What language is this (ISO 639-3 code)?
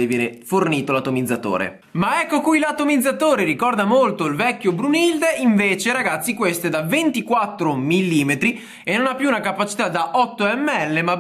ita